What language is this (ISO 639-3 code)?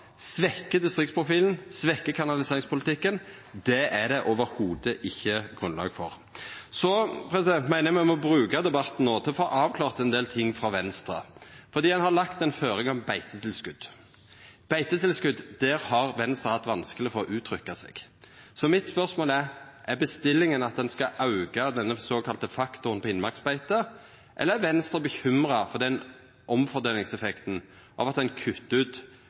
nno